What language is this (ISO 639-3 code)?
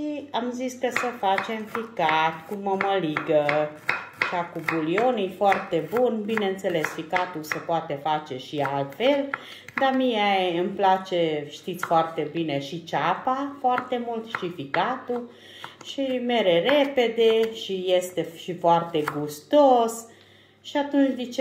ron